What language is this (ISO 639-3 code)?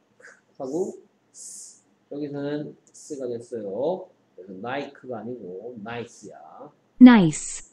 kor